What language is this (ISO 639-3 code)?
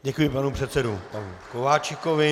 ces